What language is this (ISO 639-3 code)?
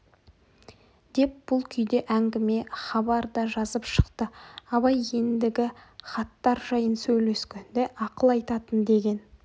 kaz